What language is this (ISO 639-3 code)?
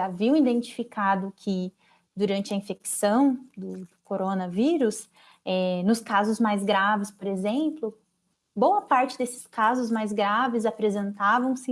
por